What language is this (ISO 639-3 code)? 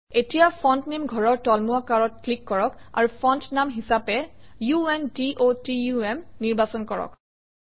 asm